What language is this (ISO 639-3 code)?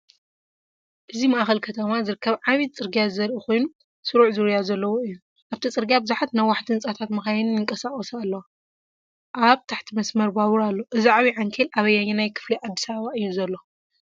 tir